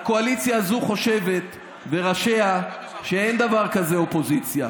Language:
Hebrew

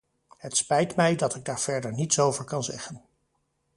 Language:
Dutch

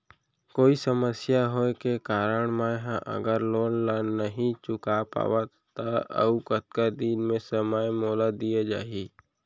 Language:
Chhattisgarhi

